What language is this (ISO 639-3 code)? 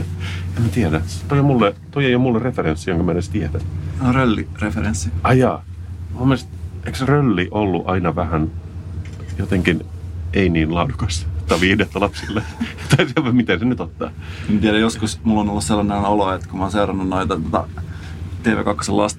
fin